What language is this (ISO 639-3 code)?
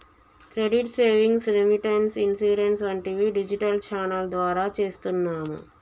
tel